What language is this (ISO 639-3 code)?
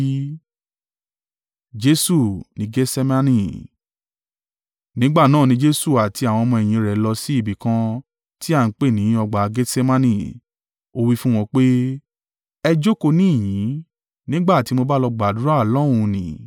yor